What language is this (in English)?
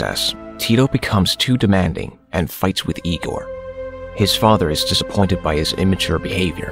English